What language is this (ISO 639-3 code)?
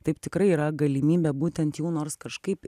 lit